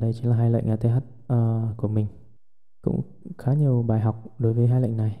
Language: Vietnamese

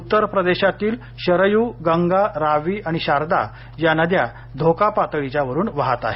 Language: Marathi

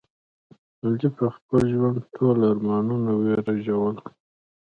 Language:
Pashto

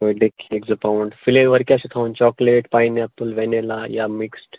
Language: Kashmiri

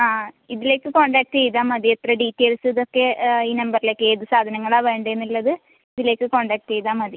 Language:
Malayalam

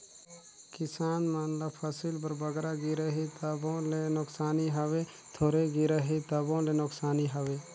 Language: Chhattisgarhi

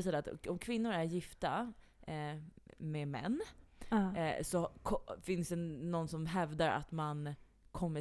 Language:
Swedish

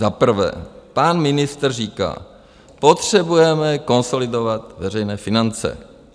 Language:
Czech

